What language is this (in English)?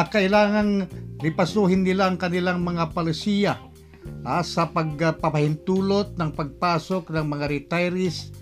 Filipino